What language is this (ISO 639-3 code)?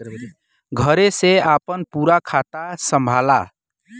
bho